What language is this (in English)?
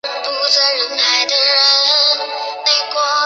Chinese